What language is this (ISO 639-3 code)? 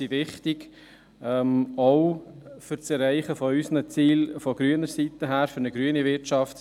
gsw